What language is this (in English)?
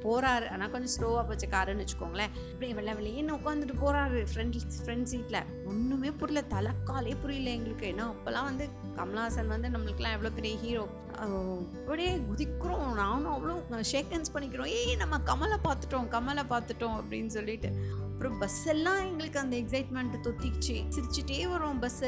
Tamil